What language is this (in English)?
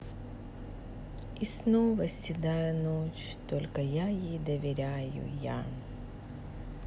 Russian